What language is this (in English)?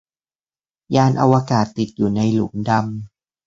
Thai